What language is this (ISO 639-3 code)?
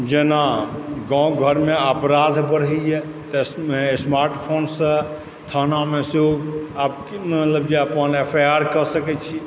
mai